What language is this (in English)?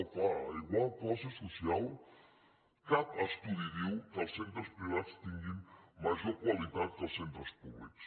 Catalan